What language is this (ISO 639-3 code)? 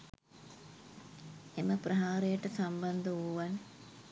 sin